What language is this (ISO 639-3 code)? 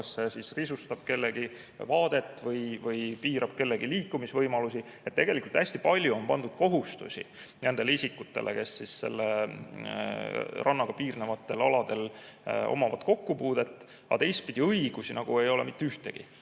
est